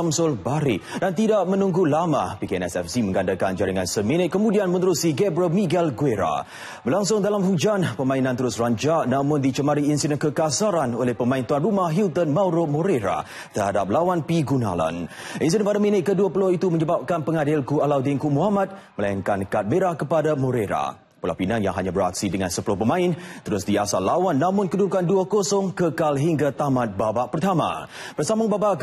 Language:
Malay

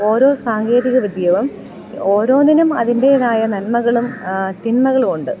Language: Malayalam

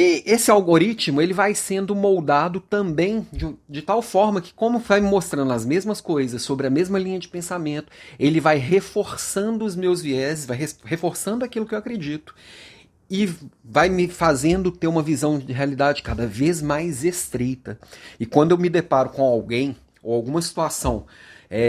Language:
Portuguese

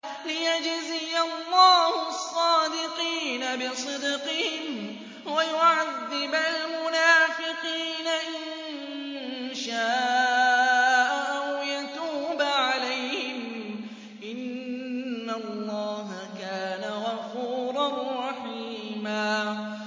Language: Arabic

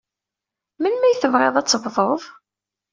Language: Kabyle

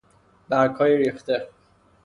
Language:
Persian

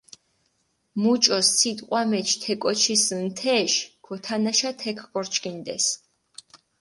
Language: Mingrelian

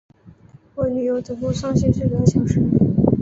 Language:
Chinese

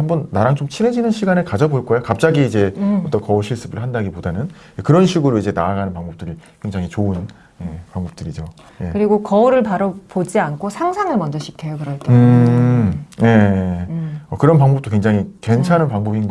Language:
Korean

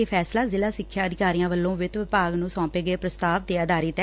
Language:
Punjabi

